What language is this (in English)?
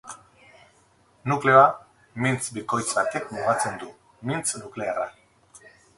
Basque